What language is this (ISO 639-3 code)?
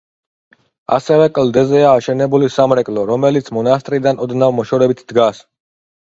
kat